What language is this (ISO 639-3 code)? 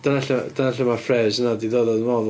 cym